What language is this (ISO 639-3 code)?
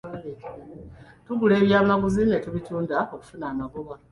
lug